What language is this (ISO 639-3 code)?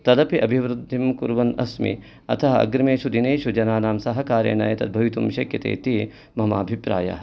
san